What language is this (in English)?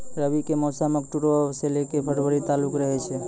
Maithili